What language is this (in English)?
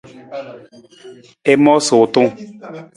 Nawdm